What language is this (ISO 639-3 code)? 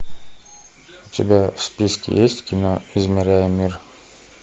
rus